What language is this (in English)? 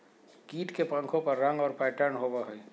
Magahi